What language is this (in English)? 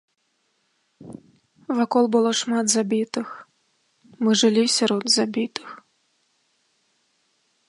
Belarusian